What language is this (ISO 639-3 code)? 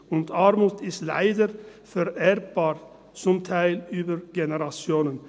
gsw